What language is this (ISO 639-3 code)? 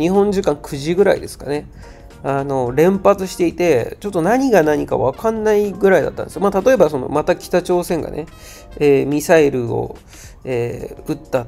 jpn